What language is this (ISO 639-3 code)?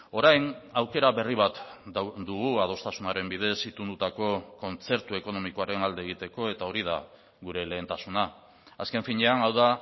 eus